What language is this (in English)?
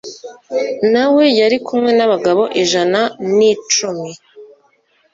Kinyarwanda